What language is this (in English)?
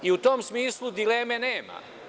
Serbian